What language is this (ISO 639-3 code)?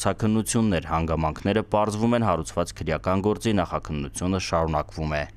ron